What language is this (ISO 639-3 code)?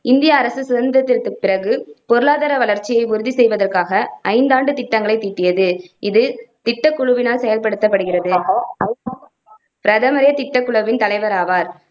tam